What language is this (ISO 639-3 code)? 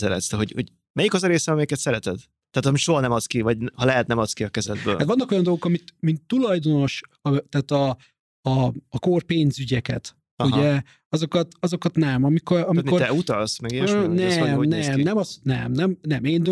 hun